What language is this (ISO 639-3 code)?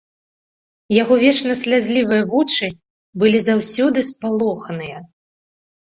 bel